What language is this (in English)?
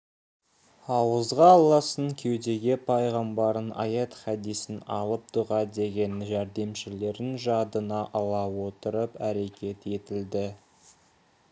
Kazakh